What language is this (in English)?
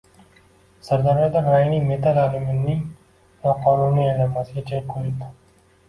Uzbek